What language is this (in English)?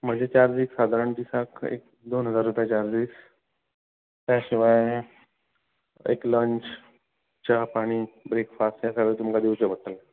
Konkani